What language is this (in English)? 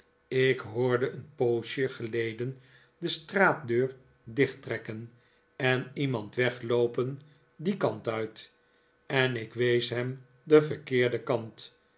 Dutch